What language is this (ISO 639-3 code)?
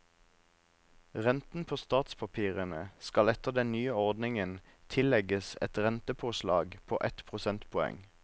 nor